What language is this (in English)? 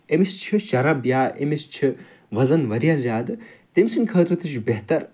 Kashmiri